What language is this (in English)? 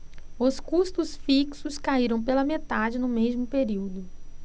Portuguese